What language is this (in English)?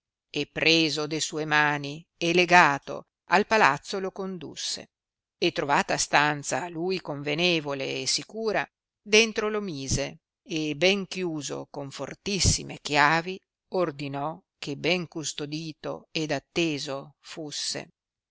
Italian